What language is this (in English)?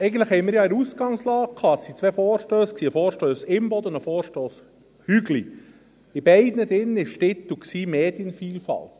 Swiss German